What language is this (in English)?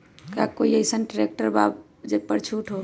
Magahi